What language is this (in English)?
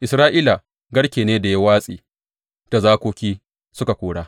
Hausa